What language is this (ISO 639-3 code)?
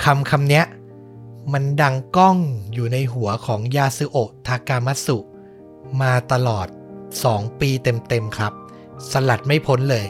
tha